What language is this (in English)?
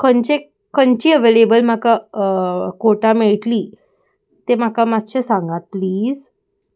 Konkani